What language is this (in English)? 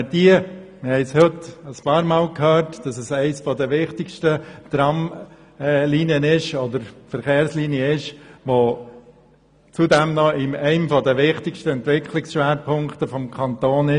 Swiss German